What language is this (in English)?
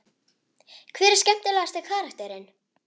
Icelandic